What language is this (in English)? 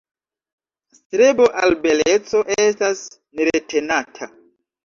Esperanto